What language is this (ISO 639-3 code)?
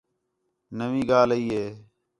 xhe